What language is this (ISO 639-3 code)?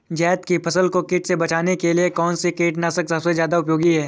hin